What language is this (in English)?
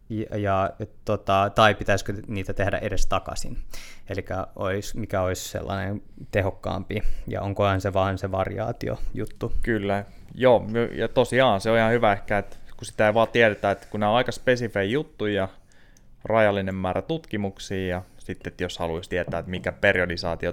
Finnish